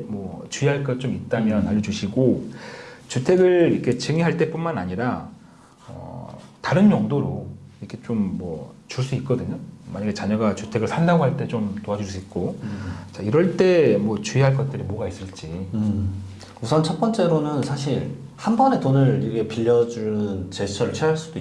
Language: Korean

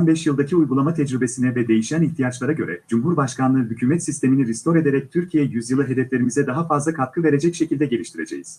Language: Turkish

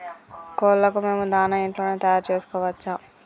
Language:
Telugu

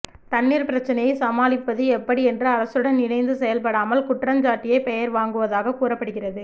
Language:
Tamil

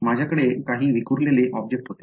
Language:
Marathi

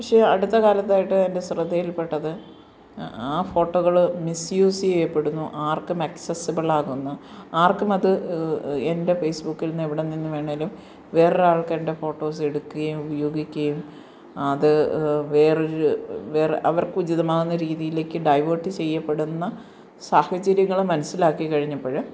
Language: Malayalam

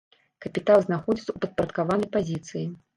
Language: Belarusian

